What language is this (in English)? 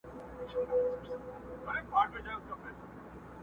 Pashto